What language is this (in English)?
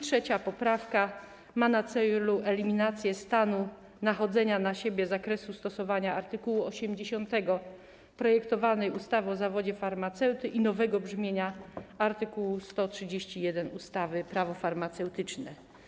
Polish